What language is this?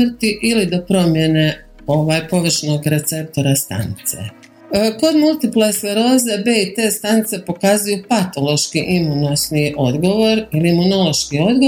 Croatian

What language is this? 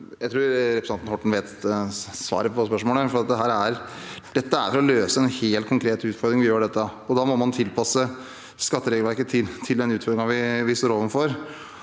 Norwegian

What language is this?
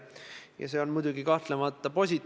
Estonian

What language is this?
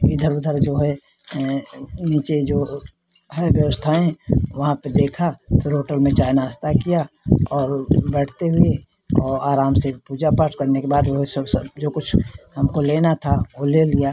Hindi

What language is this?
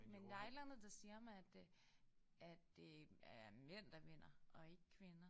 Danish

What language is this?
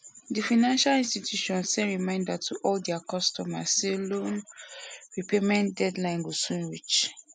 Nigerian Pidgin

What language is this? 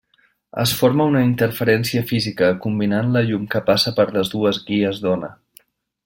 Catalan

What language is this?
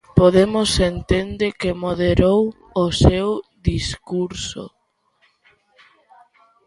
Galician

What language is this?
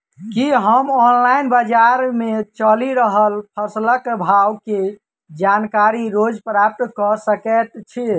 Maithili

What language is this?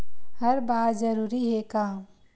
Chhattisgarhi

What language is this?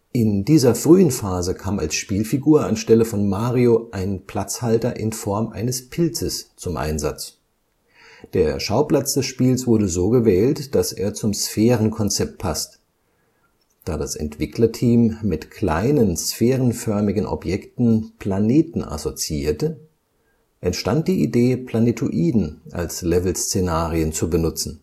German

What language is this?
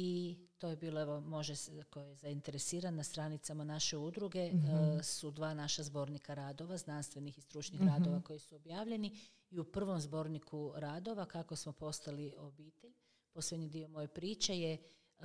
Croatian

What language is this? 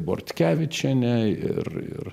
Lithuanian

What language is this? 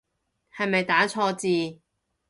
Cantonese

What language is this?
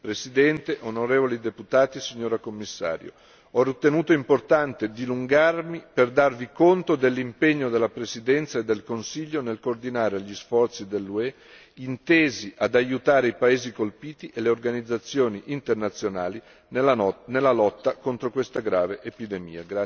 Italian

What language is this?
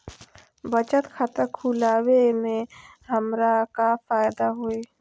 Magahi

